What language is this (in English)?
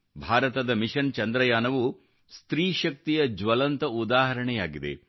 Kannada